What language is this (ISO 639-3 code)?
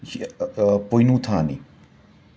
mni